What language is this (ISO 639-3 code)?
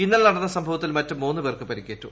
mal